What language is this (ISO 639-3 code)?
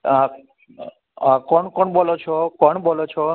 guj